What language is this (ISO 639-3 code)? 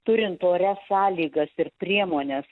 lit